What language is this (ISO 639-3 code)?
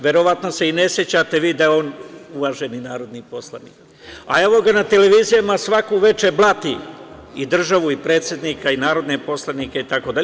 srp